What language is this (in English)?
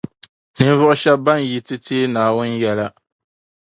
Dagbani